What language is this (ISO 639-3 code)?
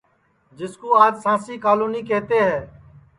ssi